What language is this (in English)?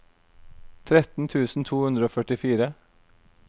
Norwegian